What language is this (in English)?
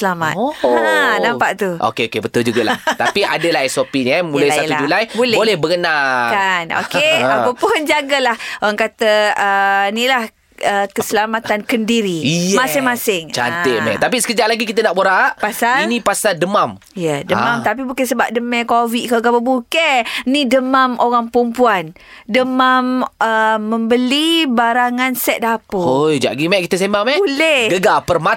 Malay